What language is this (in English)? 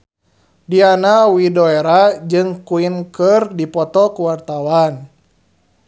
Sundanese